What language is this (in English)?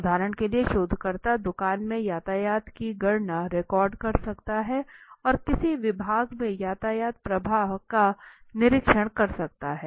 Hindi